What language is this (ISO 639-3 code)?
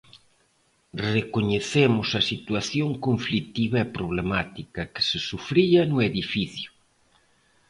glg